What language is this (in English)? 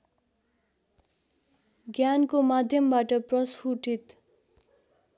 Nepali